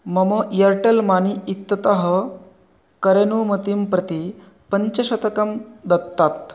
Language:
Sanskrit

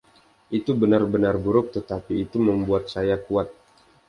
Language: Indonesian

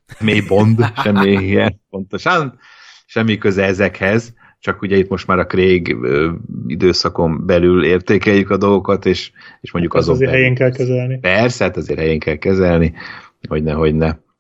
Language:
Hungarian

